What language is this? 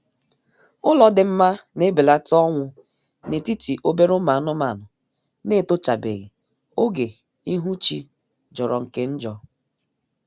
Igbo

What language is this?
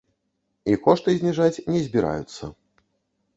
Belarusian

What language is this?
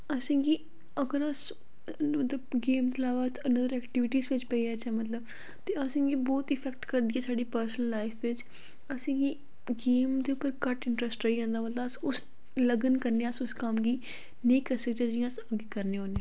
Dogri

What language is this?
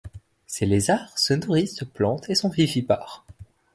French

